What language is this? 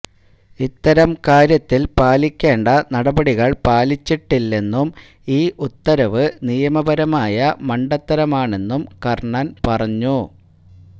Malayalam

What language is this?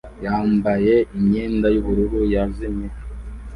Kinyarwanda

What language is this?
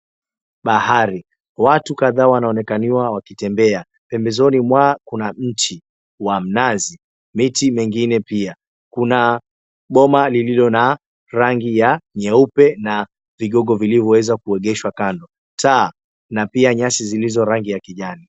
Swahili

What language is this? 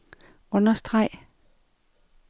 Danish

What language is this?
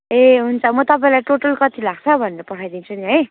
Nepali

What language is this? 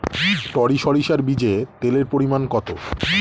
Bangla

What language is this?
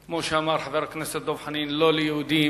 Hebrew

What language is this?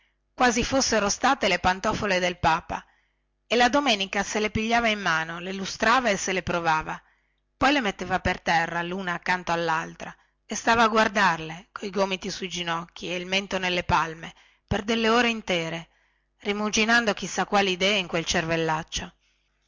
Italian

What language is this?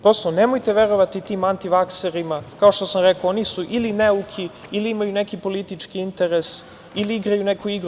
Serbian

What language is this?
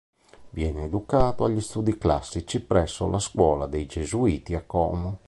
Italian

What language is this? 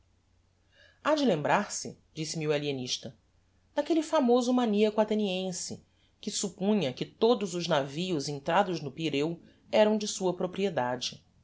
Portuguese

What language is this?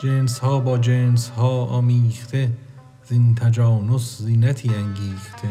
Persian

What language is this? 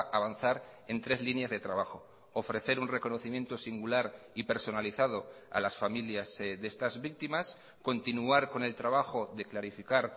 Spanish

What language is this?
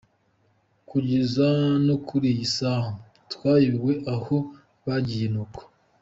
Kinyarwanda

